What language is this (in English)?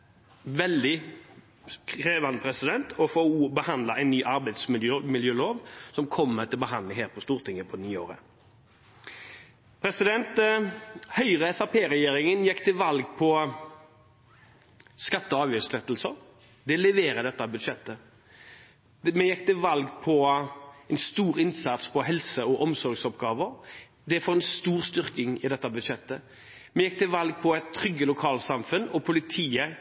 Norwegian Bokmål